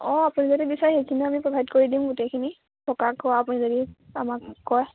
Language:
Assamese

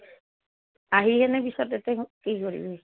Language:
Assamese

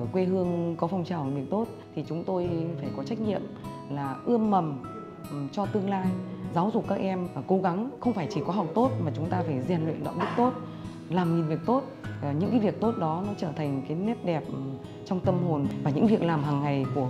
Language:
Vietnamese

